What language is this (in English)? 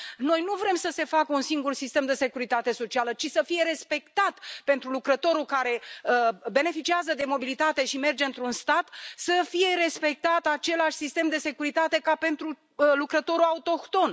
Romanian